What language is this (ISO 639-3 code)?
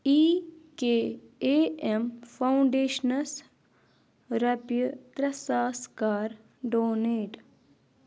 kas